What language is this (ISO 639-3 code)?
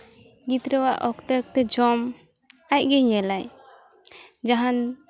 sat